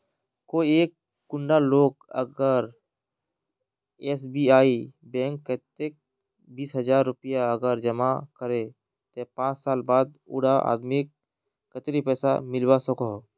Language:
Magahi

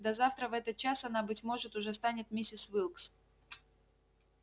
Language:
Russian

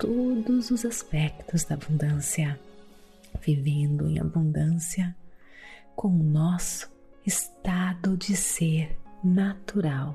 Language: Portuguese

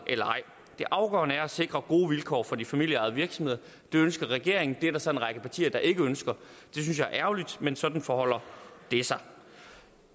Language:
Danish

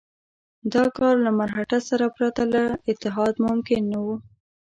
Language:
Pashto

